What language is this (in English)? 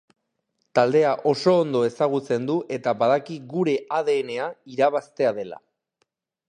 Basque